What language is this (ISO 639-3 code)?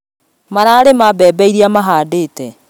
kik